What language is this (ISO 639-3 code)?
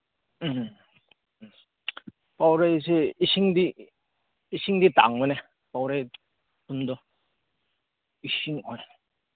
mni